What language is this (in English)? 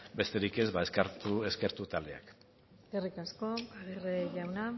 Basque